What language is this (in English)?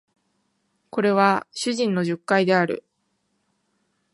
Japanese